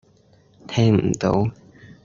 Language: Cantonese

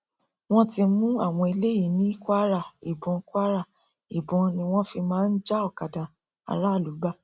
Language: Yoruba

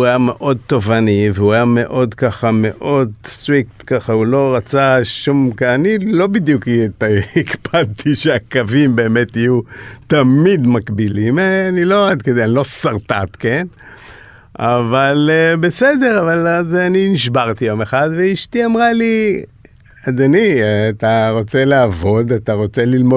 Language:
Hebrew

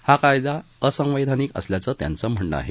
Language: Marathi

